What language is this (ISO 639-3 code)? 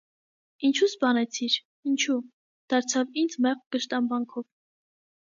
hye